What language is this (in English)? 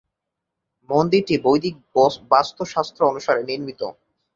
Bangla